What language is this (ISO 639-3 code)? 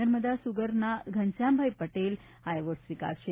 guj